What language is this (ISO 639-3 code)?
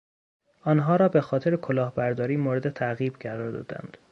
fas